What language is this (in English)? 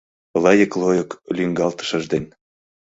Mari